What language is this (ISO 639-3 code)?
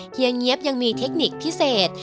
tha